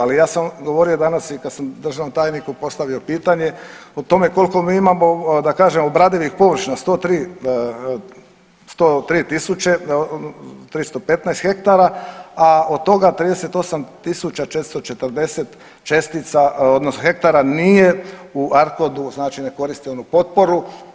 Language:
Croatian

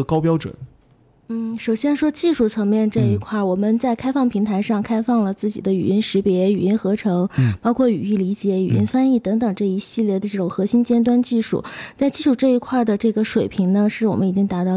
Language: Chinese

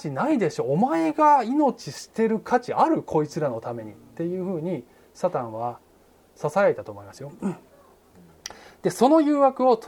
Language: Japanese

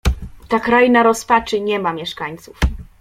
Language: Polish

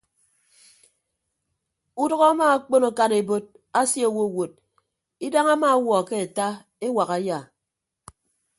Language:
Ibibio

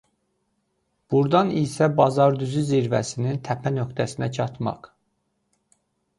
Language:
Azerbaijani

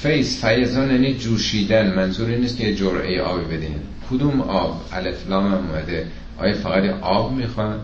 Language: Persian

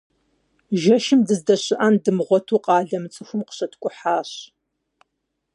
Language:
Kabardian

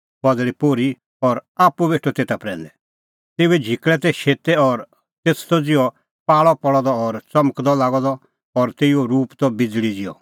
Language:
Kullu Pahari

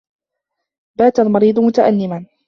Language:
Arabic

